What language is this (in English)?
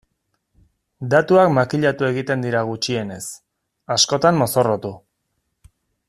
Basque